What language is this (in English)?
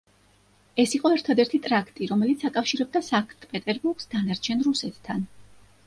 Georgian